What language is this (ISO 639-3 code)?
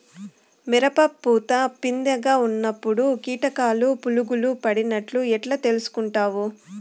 tel